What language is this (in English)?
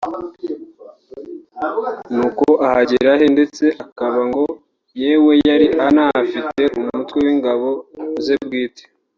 Kinyarwanda